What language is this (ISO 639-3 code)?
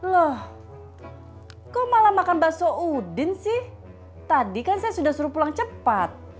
ind